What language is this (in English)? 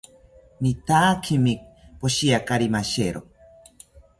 South Ucayali Ashéninka